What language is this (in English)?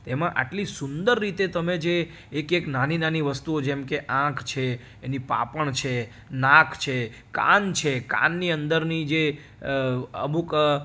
Gujarati